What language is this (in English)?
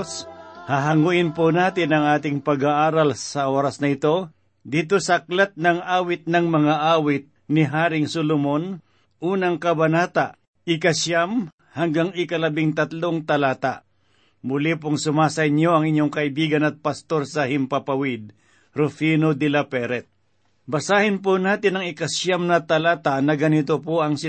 Filipino